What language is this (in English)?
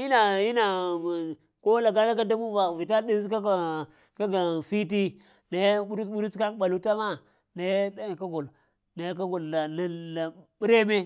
Lamang